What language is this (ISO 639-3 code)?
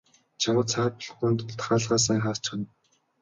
mon